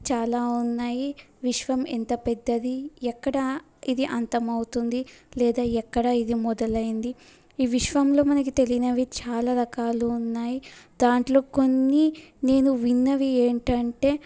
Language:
Telugu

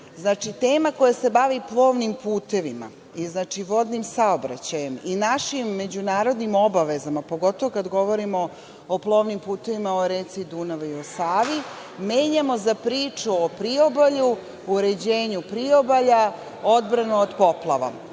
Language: Serbian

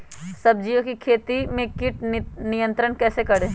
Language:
Magahi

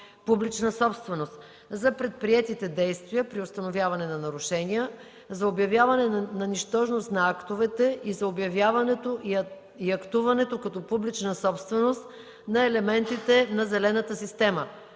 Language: Bulgarian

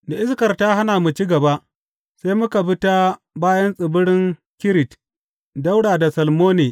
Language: Hausa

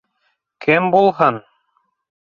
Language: Bashkir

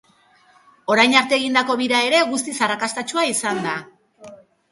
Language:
Basque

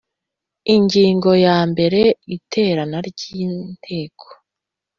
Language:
Kinyarwanda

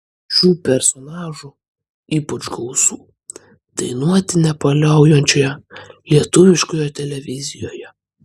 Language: Lithuanian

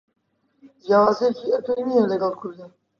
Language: Central Kurdish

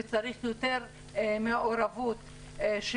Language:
Hebrew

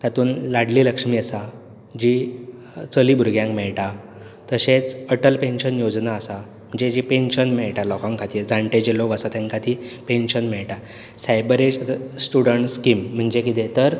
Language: Konkani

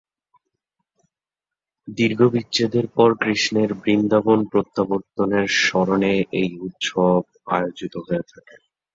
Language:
Bangla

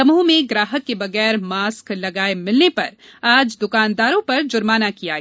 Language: Hindi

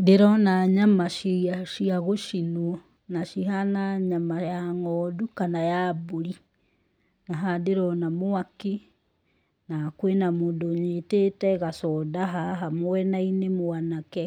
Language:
Kikuyu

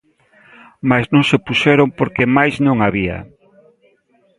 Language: Galician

